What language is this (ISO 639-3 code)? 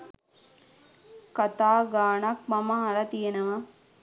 sin